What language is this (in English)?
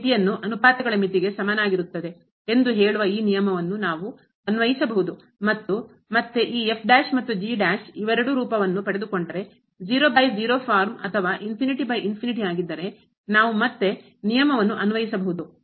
Kannada